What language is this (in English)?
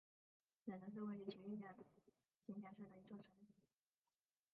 Chinese